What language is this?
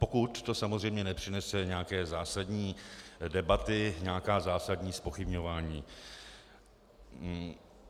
Czech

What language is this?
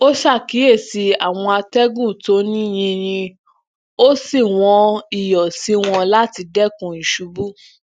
Yoruba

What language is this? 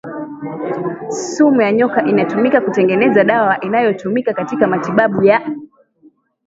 Swahili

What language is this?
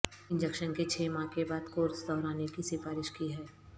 Urdu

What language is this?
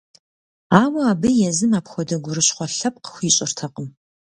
Kabardian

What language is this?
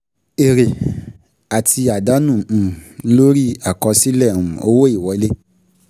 Yoruba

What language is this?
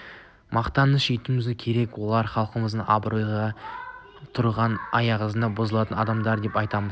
Kazakh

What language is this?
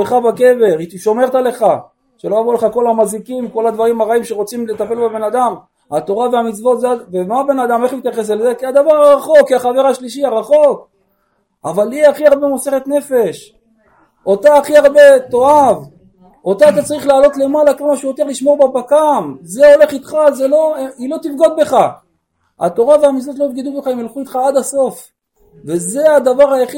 Hebrew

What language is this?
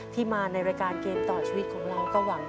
Thai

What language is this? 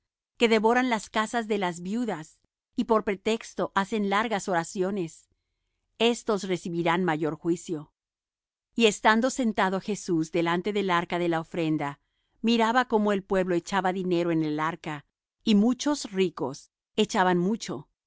Spanish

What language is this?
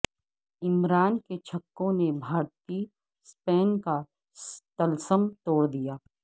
Urdu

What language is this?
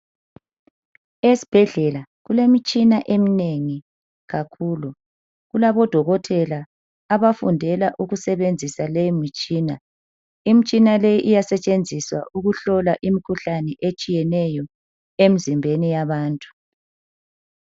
North Ndebele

